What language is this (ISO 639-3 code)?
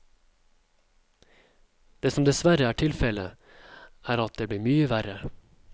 nor